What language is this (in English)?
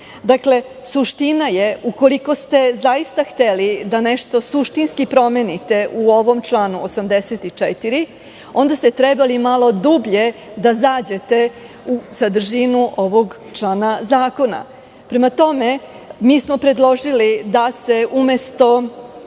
Serbian